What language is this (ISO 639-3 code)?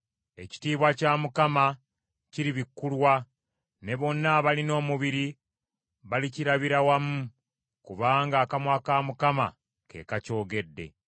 lug